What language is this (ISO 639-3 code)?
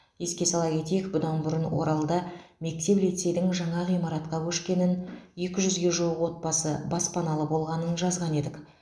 kaz